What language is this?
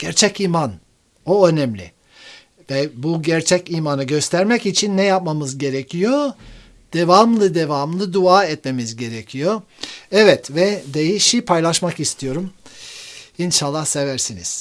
Turkish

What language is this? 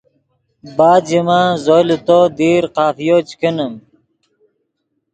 Yidgha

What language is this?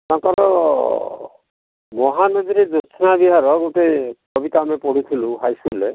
Odia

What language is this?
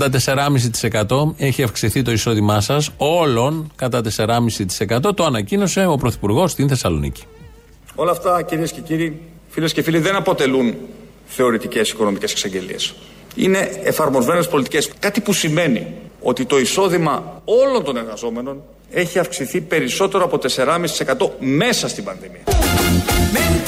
Greek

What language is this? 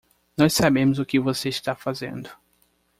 Portuguese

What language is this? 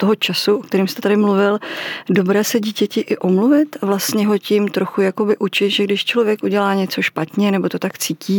Czech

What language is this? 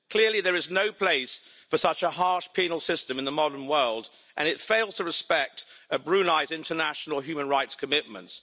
English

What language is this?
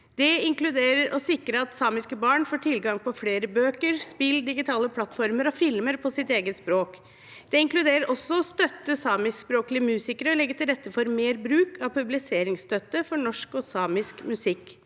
Norwegian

